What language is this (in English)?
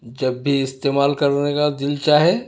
Urdu